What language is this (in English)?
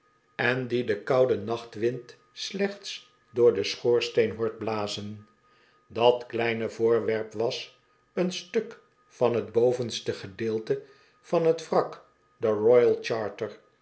Dutch